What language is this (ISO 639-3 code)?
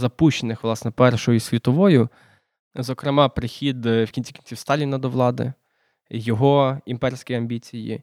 ukr